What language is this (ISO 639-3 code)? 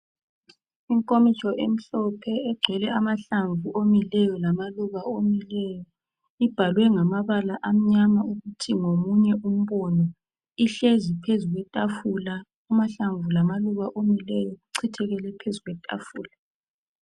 nde